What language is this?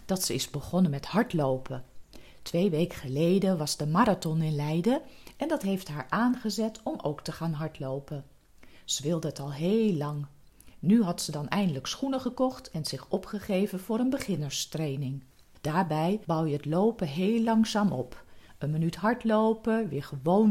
Dutch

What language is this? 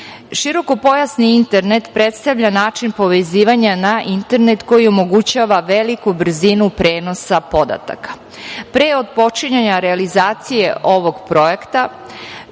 Serbian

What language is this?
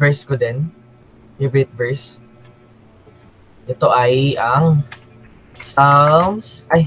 Filipino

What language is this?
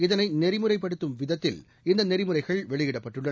Tamil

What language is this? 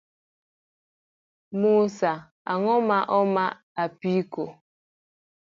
Luo (Kenya and Tanzania)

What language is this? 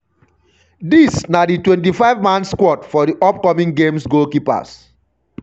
Nigerian Pidgin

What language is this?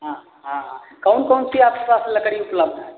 Hindi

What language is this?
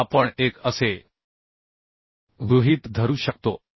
Marathi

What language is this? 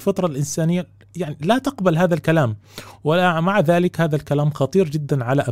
Arabic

